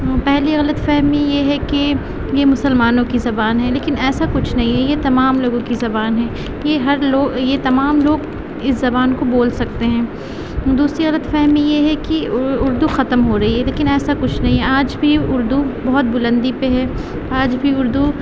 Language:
Urdu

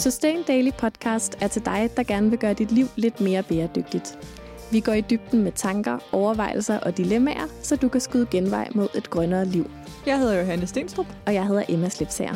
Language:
Danish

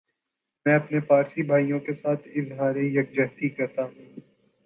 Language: Urdu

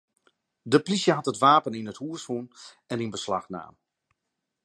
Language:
Western Frisian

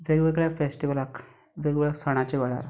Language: Konkani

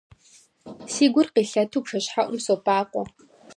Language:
Kabardian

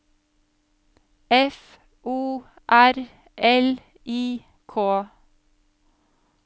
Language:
Norwegian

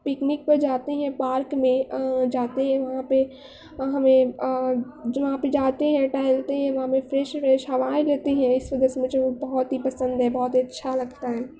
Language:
Urdu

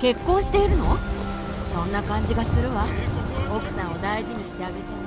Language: Japanese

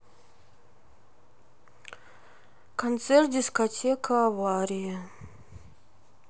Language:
Russian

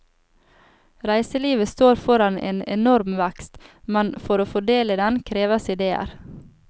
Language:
Norwegian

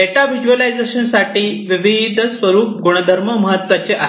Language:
Marathi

